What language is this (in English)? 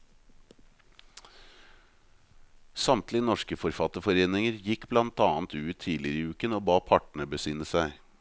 Norwegian